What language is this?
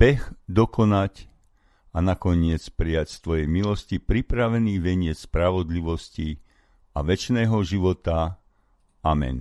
Slovak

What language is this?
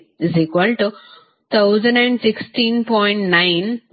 Kannada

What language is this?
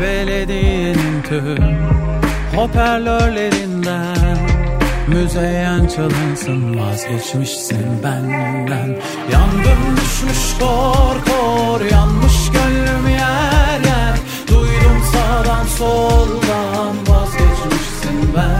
Turkish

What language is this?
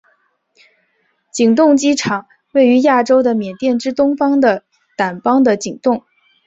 Chinese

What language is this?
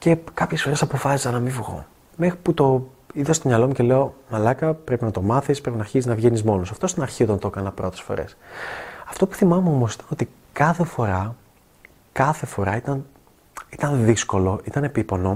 Greek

